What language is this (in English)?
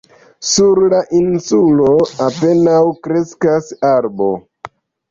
Esperanto